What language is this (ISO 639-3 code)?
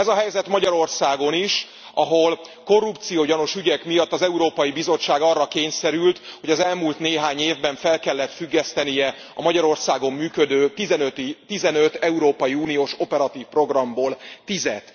hun